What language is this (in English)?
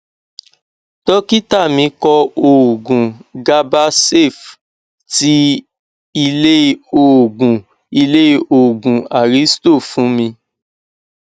Yoruba